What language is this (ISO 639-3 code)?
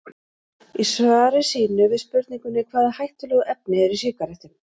isl